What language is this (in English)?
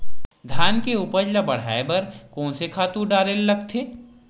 Chhattisgarhi